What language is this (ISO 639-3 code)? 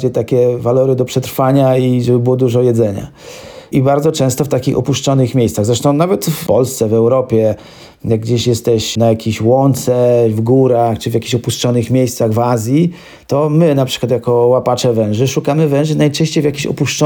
pol